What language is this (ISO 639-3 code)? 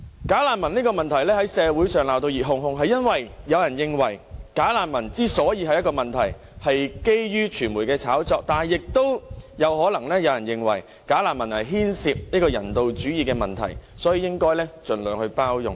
yue